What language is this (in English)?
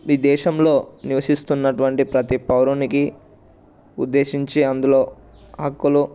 Telugu